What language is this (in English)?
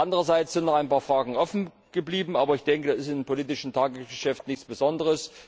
German